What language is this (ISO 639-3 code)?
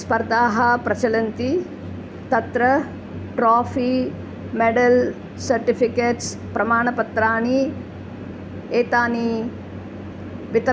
san